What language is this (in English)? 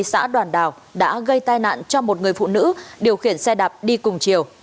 Vietnamese